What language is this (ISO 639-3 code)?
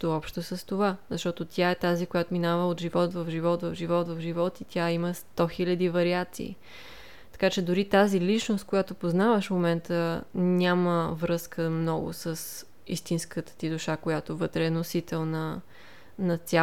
bul